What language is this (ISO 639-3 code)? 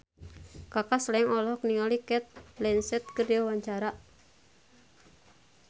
sun